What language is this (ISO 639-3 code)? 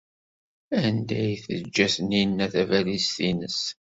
kab